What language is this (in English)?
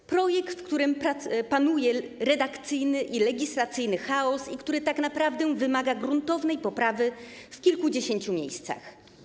Polish